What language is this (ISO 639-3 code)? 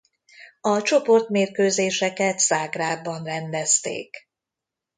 hun